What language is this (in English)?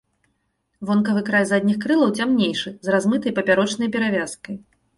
Belarusian